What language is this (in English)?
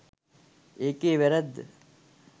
Sinhala